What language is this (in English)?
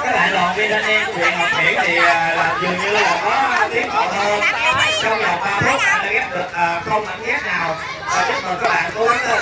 Vietnamese